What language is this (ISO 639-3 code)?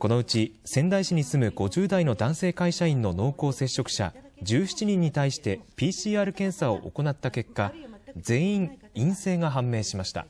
jpn